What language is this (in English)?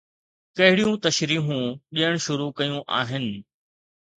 Sindhi